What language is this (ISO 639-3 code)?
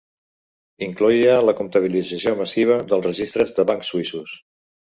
cat